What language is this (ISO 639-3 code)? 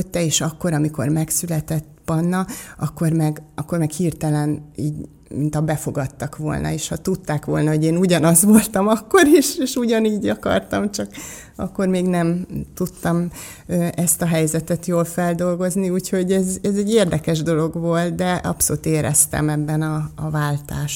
hun